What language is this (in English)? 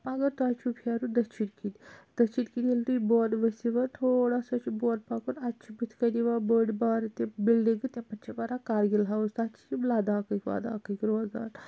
Kashmiri